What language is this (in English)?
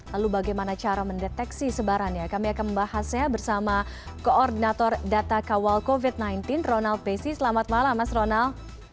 Indonesian